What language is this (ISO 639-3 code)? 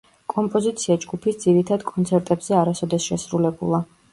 kat